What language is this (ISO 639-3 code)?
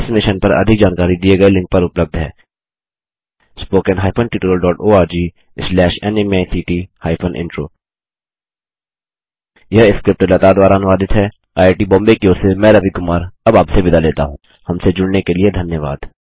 hin